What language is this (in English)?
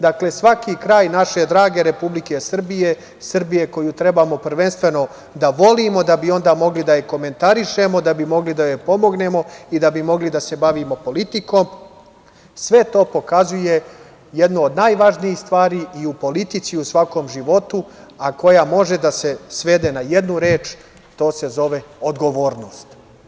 Serbian